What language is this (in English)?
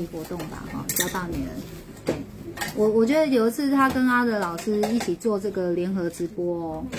Chinese